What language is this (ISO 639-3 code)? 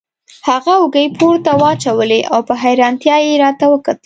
pus